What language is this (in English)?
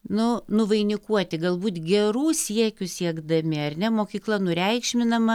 Lithuanian